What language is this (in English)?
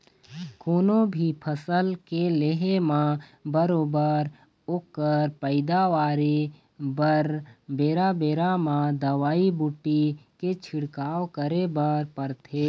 Chhattisgarhi